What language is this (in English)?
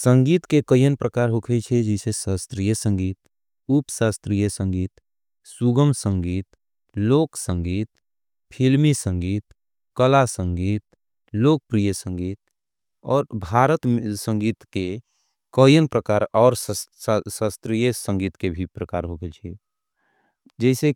Angika